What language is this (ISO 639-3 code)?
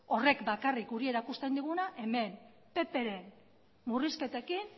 eus